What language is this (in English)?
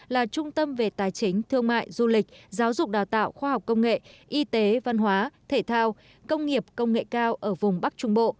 Vietnamese